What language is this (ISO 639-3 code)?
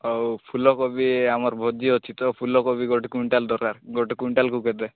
ori